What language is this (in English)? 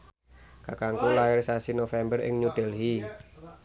Javanese